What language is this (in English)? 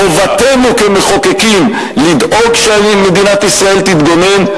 Hebrew